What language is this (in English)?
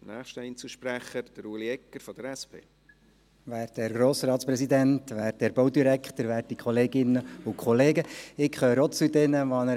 Swiss German